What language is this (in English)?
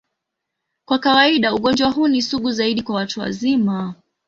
Swahili